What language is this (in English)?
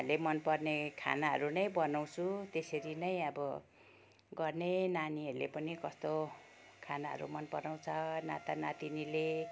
Nepali